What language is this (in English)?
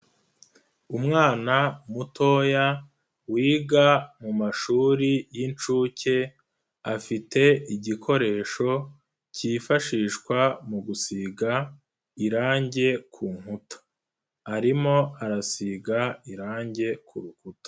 Kinyarwanda